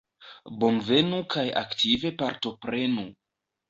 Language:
Esperanto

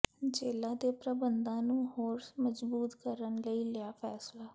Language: Punjabi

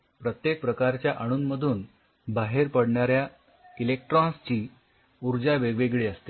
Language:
Marathi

